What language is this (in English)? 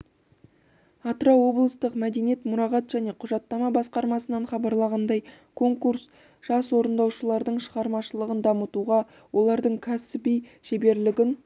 Kazakh